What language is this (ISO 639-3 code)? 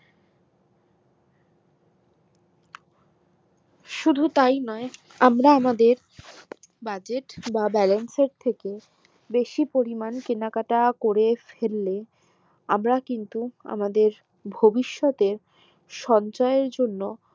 ben